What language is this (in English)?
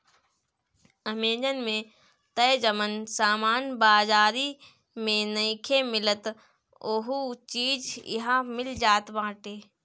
Bhojpuri